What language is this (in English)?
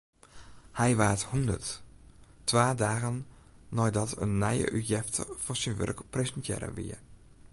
Western Frisian